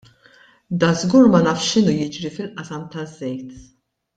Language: Maltese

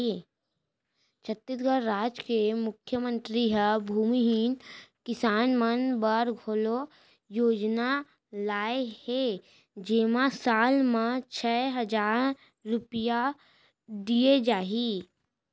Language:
Chhattisgarhi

